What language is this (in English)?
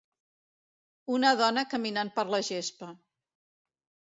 Catalan